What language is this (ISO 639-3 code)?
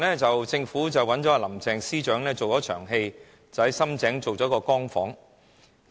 yue